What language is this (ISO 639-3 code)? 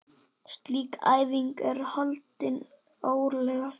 isl